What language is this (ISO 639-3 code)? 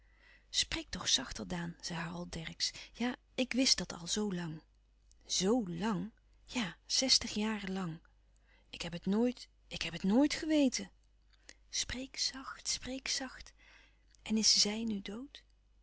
nld